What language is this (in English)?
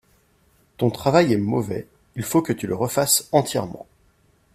French